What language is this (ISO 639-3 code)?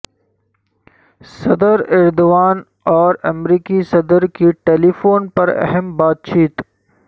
urd